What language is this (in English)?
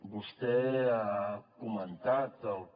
Catalan